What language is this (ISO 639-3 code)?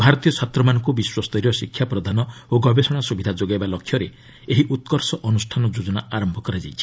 ori